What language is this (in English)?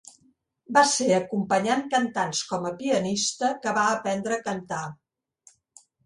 Catalan